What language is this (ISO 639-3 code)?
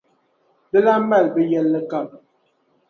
dag